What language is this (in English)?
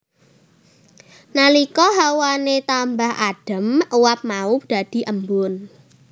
Javanese